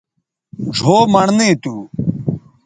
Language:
Bateri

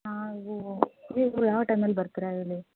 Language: Kannada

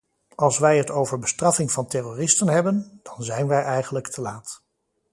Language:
Dutch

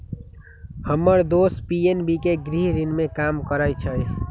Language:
Magahi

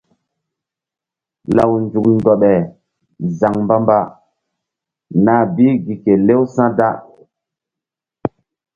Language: Mbum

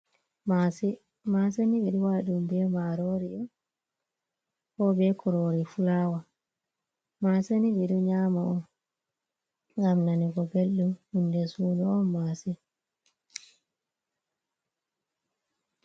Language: Fula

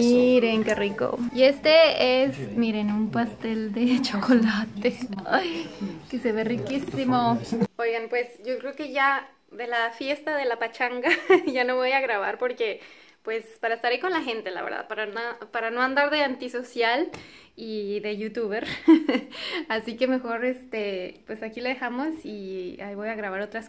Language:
Spanish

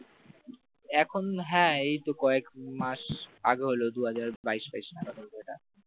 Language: Bangla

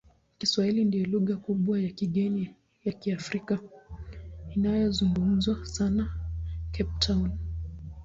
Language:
Swahili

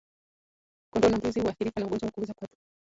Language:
Swahili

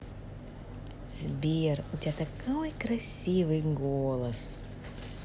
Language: Russian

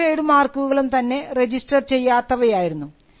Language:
Malayalam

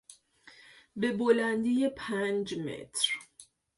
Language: Persian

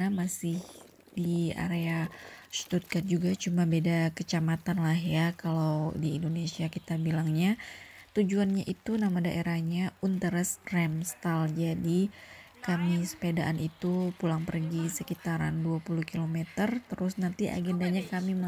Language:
Indonesian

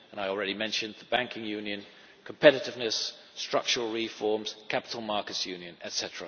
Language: English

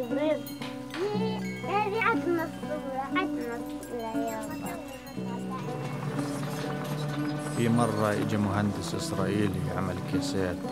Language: Arabic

